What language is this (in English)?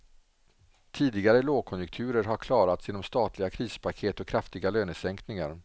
Swedish